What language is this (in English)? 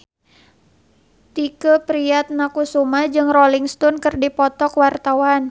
Sundanese